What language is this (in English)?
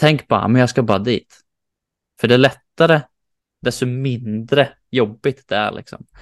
Swedish